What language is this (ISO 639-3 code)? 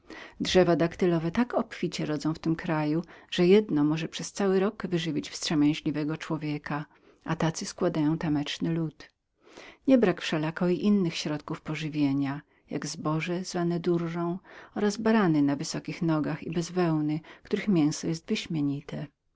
pol